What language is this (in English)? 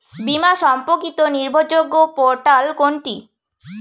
Bangla